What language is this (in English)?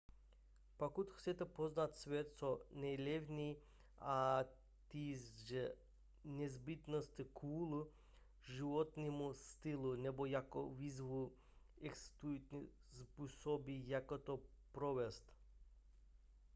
Czech